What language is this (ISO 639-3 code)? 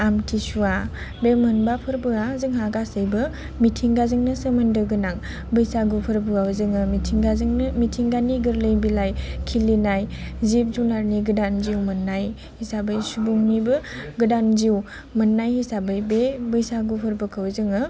brx